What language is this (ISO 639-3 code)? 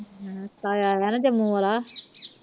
pan